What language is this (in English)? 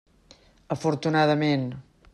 Catalan